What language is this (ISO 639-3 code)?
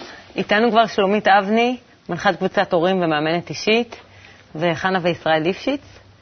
heb